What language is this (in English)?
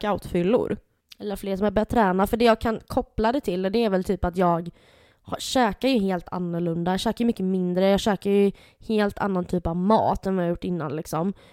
Swedish